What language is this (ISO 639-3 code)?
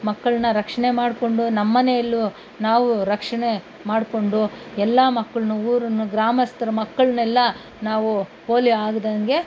kan